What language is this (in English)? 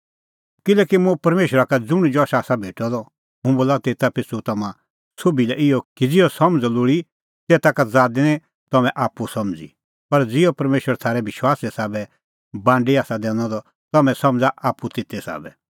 Kullu Pahari